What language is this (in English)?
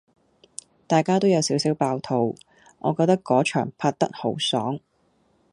Cantonese